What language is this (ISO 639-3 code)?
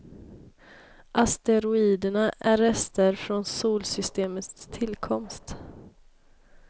swe